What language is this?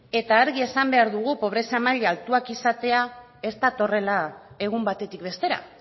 Basque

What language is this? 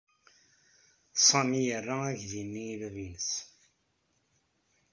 Kabyle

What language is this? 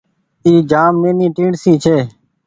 Goaria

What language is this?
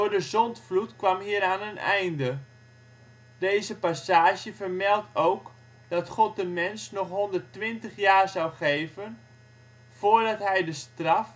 Dutch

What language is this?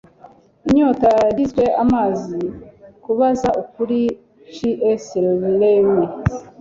Kinyarwanda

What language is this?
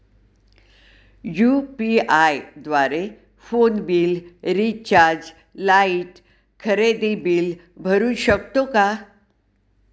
Marathi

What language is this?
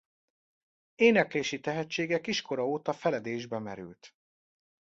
Hungarian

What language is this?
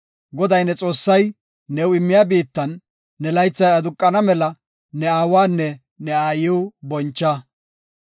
Gofa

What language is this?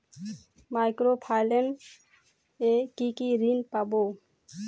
Bangla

